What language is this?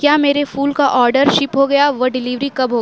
Urdu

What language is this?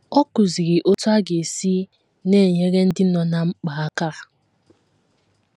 Igbo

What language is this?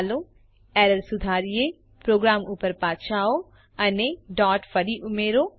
Gujarati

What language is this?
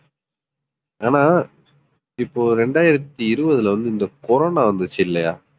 Tamil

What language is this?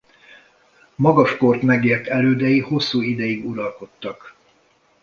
Hungarian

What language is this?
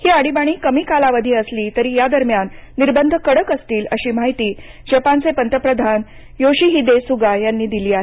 Marathi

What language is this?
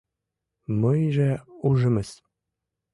Mari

